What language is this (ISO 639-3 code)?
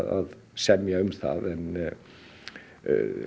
isl